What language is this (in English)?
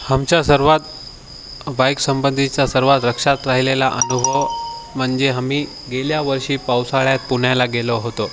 Marathi